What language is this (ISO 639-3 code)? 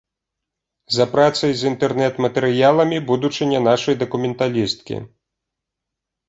bel